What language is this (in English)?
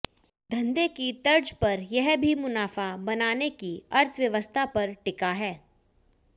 Hindi